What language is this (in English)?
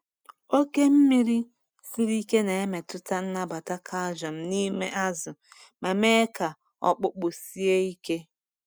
Igbo